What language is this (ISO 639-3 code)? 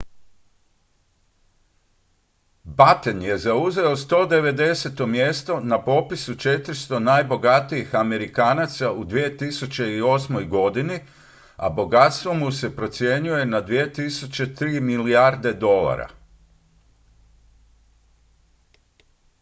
hrv